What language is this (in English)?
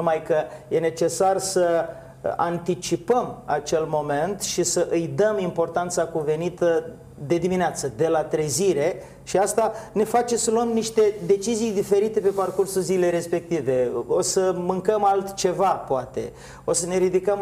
Romanian